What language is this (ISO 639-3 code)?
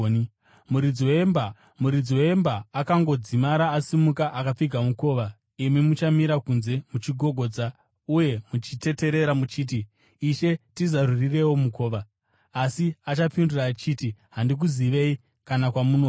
sna